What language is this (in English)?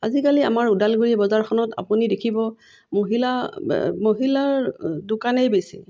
Assamese